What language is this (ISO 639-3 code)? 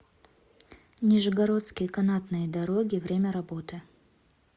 rus